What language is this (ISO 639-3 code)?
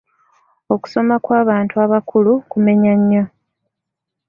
lug